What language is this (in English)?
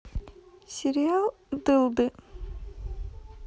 Russian